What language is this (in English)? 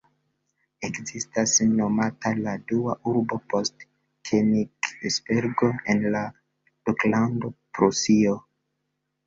Esperanto